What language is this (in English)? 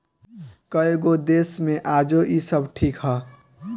Bhojpuri